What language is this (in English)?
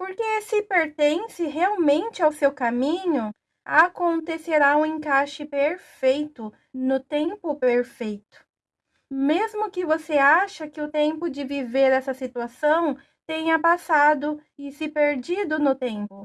Portuguese